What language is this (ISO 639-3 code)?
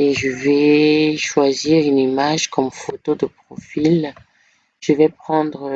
fra